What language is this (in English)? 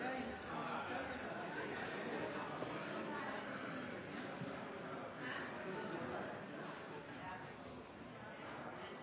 Norwegian Nynorsk